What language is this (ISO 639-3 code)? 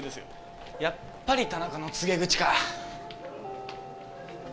jpn